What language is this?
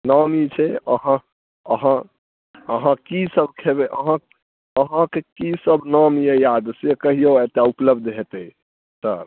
Maithili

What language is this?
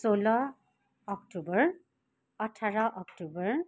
Nepali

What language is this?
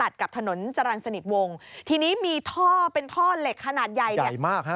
Thai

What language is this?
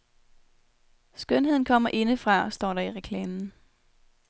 Danish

